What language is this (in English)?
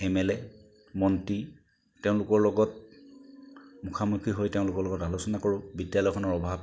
Assamese